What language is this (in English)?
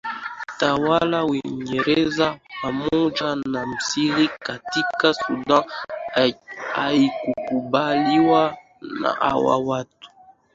Swahili